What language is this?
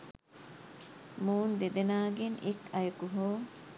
Sinhala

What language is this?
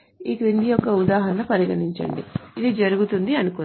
Telugu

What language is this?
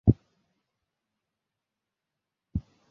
Bangla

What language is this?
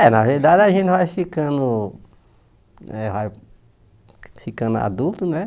Portuguese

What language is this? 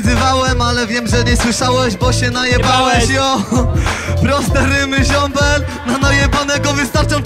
Polish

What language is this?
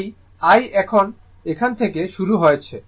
Bangla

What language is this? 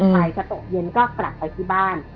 Thai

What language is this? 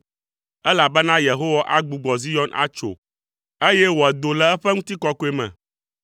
Ewe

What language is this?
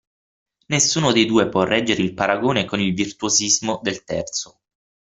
Italian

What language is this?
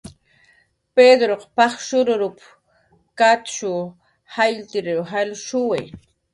Jaqaru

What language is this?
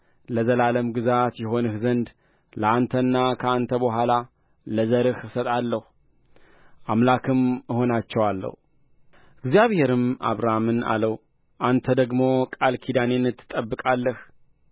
Amharic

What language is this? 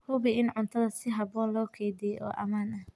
Somali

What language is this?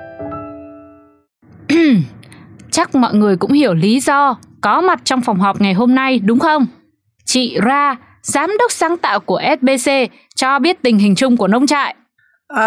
Vietnamese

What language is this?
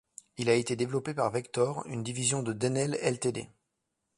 French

